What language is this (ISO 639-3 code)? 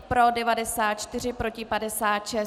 ces